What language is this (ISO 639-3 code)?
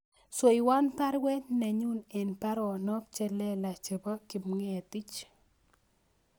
kln